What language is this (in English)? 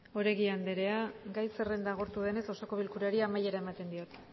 Basque